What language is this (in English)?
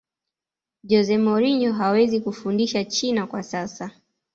Swahili